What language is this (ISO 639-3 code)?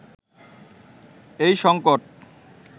ben